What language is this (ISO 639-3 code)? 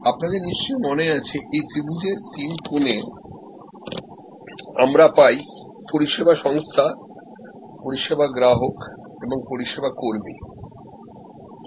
ben